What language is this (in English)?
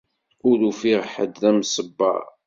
Kabyle